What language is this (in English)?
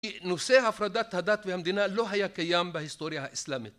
Hebrew